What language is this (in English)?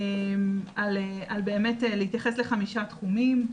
Hebrew